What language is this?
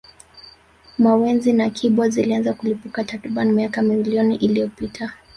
Swahili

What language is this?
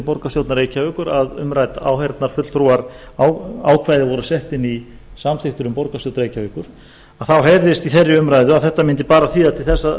Icelandic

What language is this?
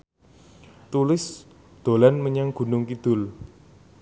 Javanese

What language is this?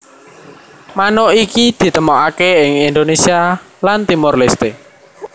Javanese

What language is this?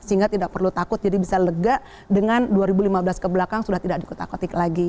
Indonesian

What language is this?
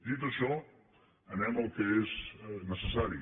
Catalan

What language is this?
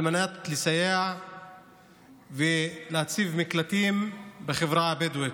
Hebrew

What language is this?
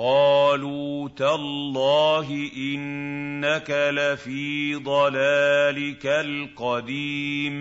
Arabic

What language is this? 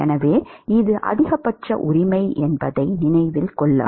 Tamil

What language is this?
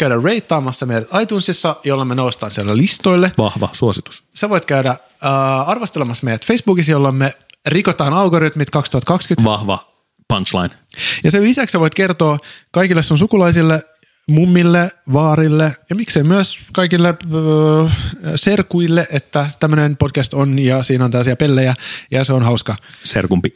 Finnish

